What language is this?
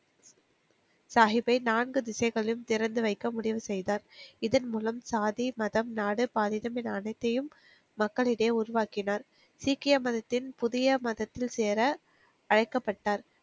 Tamil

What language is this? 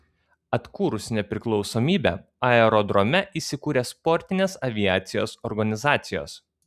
Lithuanian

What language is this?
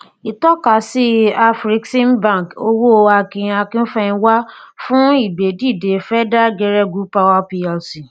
Yoruba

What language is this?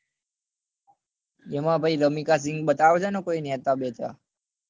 Gujarati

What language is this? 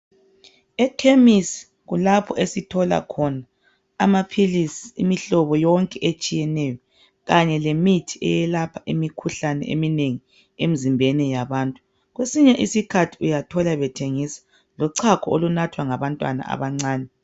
North Ndebele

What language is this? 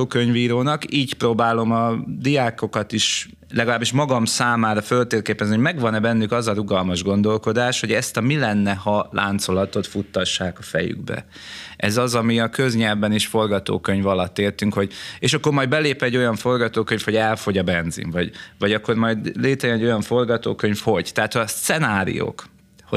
Hungarian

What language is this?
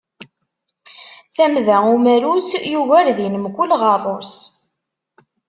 Kabyle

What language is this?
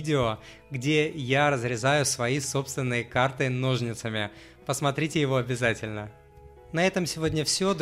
Russian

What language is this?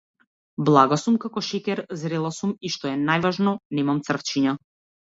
Macedonian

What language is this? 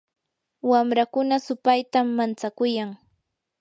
Yanahuanca Pasco Quechua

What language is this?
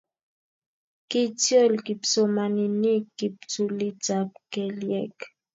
Kalenjin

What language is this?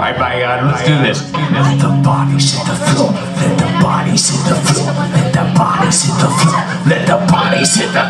English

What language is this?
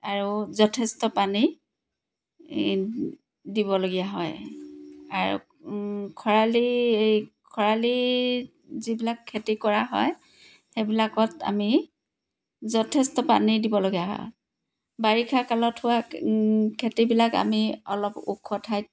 Assamese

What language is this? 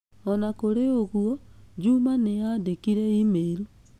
Kikuyu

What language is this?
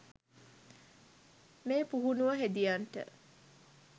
Sinhala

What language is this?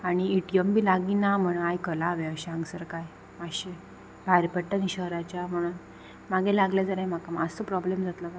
Konkani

